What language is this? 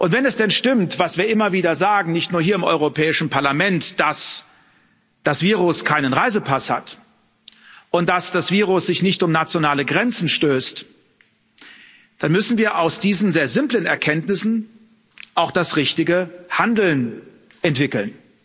German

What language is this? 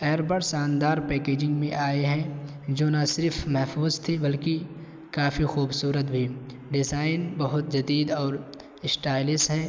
Urdu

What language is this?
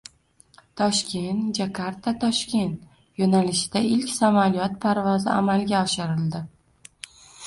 Uzbek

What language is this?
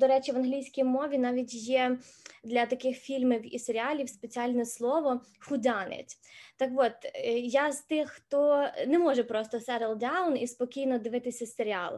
Ukrainian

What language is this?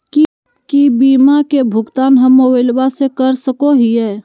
Magahi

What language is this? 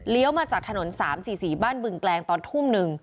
Thai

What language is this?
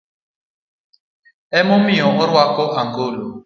Luo (Kenya and Tanzania)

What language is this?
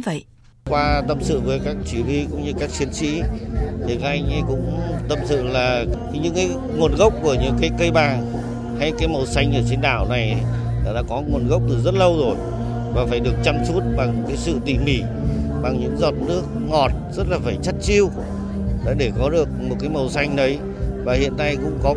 Vietnamese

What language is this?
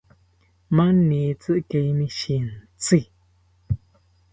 South Ucayali Ashéninka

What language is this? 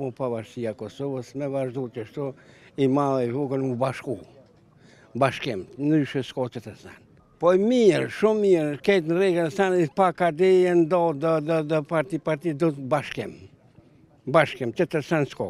Romanian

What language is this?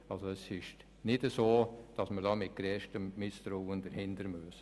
Swiss German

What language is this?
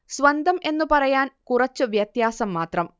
Malayalam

